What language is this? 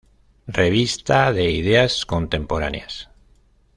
Spanish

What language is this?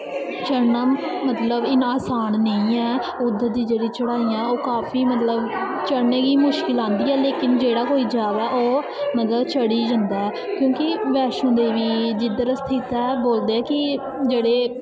Dogri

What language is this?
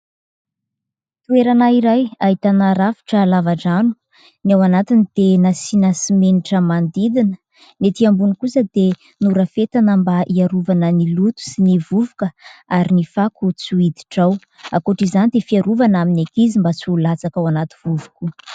Malagasy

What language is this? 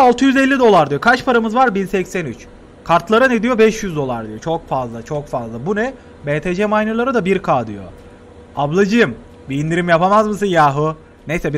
Turkish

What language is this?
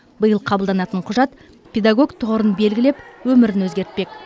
Kazakh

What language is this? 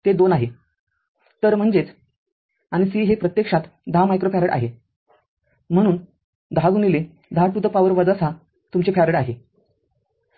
Marathi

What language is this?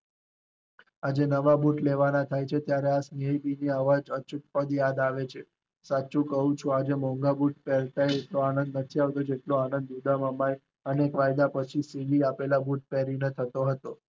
Gujarati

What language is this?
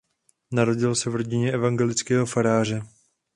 Czech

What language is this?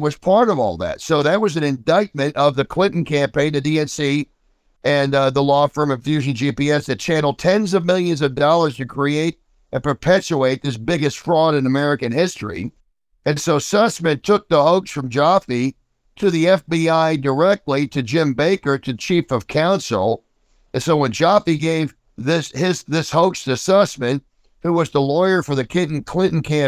English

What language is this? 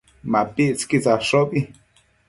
Matsés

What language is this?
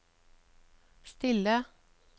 Norwegian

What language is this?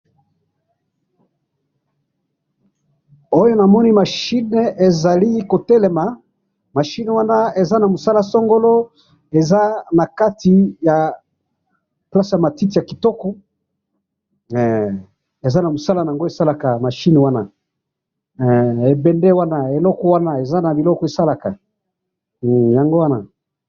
Lingala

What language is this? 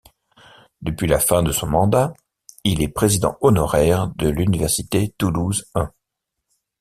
French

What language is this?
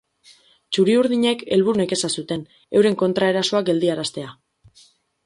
Basque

